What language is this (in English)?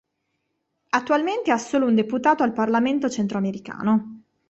Italian